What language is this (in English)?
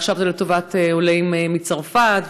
Hebrew